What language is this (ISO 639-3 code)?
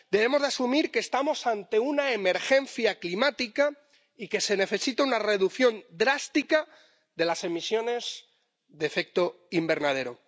spa